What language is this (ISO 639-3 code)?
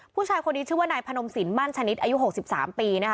tha